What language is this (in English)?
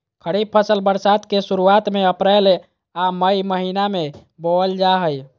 Magahi